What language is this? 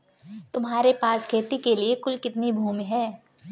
Hindi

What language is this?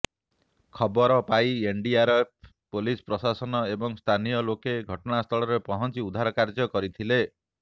Odia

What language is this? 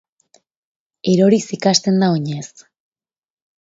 Basque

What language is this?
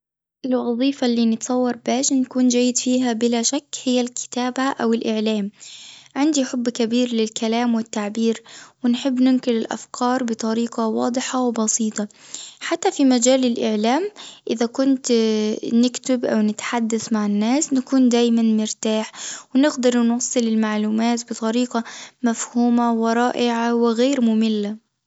Tunisian Arabic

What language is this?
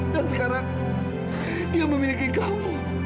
Indonesian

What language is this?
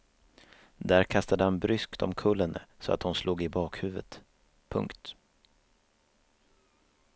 Swedish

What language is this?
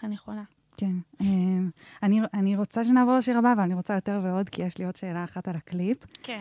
Hebrew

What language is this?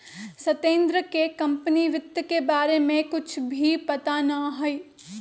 Magahi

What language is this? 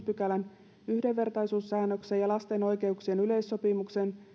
Finnish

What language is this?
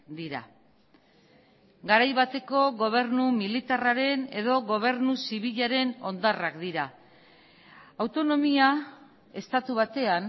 Basque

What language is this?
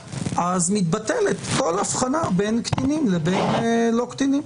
Hebrew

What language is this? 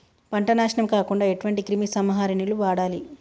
Telugu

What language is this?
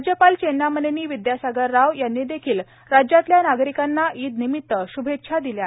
Marathi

